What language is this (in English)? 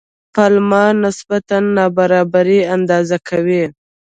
Pashto